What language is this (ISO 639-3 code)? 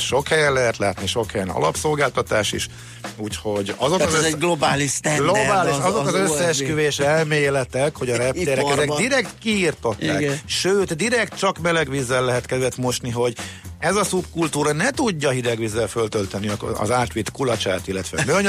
hun